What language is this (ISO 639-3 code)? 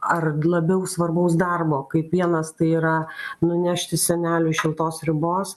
lit